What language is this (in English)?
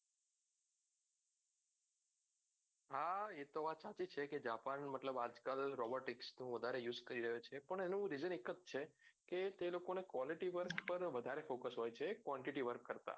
Gujarati